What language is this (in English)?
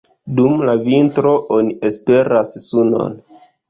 Esperanto